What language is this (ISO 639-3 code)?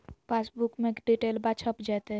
mag